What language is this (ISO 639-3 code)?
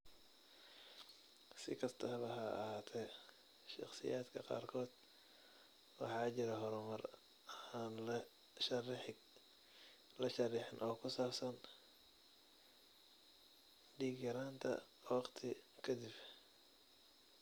som